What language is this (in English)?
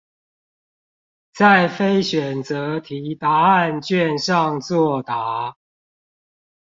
Chinese